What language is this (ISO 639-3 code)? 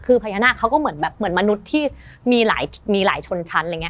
tha